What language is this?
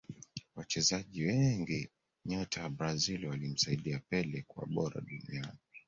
Swahili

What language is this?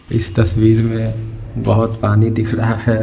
Hindi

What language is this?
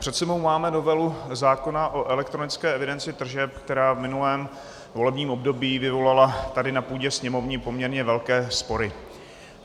Czech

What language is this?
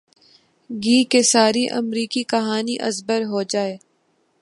Urdu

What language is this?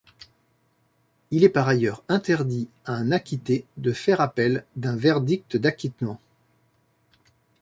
French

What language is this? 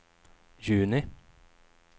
Swedish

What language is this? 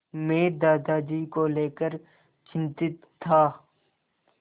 Hindi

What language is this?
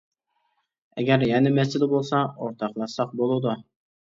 Uyghur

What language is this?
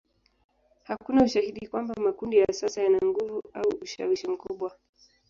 Swahili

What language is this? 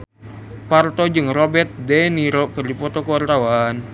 Sundanese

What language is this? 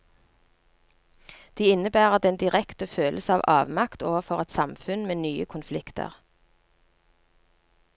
Norwegian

